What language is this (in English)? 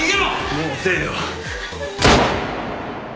Japanese